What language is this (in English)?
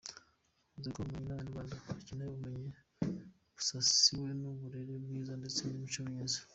Kinyarwanda